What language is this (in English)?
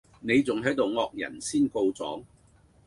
Cantonese